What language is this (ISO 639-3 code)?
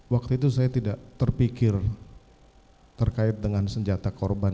ind